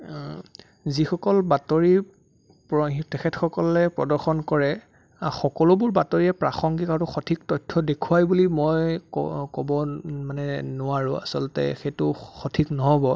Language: Assamese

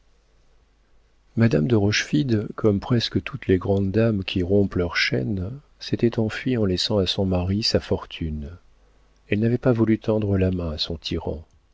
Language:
French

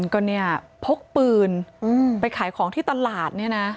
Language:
Thai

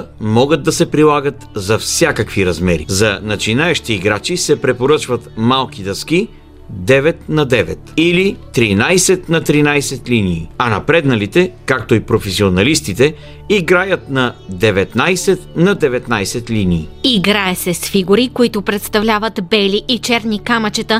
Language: Bulgarian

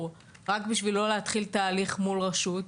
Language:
Hebrew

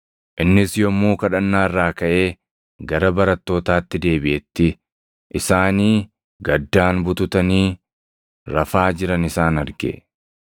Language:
Oromo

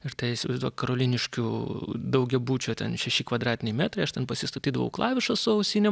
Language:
Lithuanian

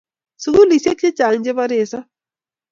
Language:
Kalenjin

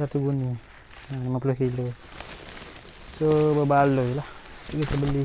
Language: Malay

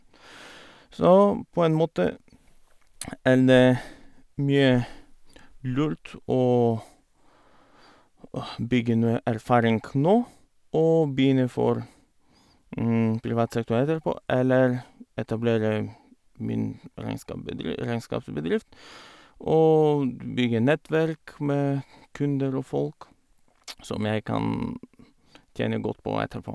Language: Norwegian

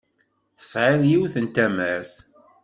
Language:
Kabyle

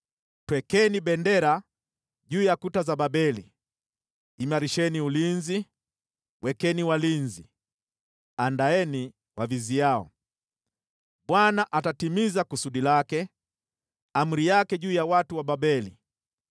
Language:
Swahili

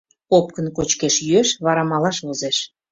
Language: Mari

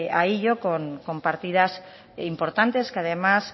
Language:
Spanish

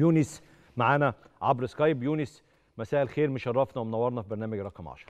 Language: Arabic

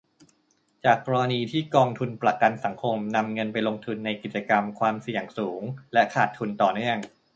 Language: Thai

